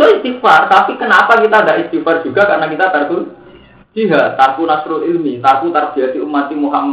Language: Malay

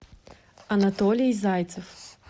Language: Russian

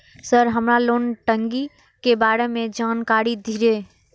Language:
Maithili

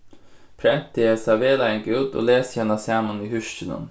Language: Faroese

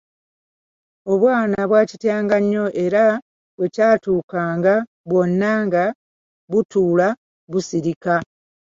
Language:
Ganda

